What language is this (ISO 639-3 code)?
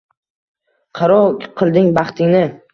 uzb